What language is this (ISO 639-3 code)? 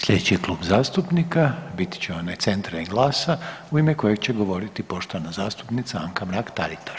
hrv